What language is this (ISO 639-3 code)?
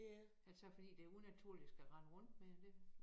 dan